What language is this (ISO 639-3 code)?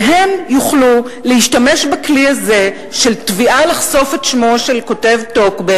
heb